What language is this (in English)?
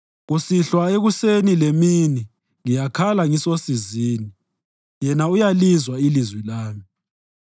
North Ndebele